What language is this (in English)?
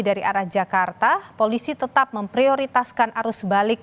Indonesian